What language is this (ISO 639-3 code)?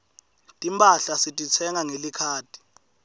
ssw